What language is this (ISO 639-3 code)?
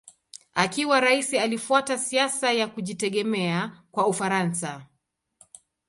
swa